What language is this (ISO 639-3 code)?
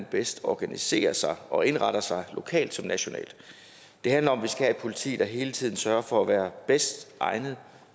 dan